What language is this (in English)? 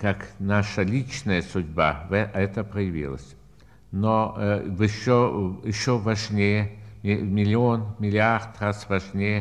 Russian